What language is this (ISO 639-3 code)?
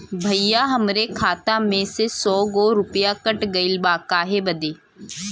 bho